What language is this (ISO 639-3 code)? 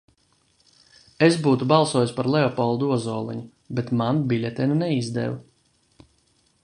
lav